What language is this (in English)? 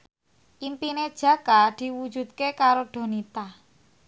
Javanese